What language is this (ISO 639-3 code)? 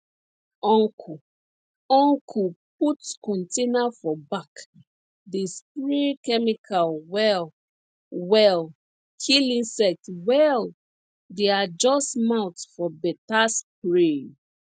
pcm